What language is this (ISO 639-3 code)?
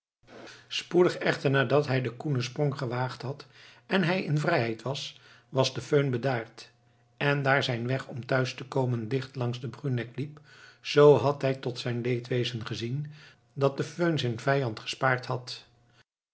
nld